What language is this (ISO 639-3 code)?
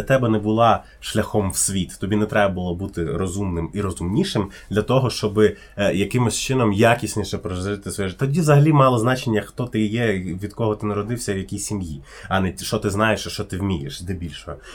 ukr